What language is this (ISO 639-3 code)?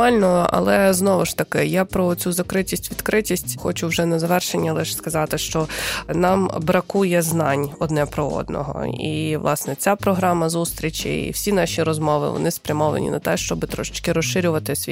ukr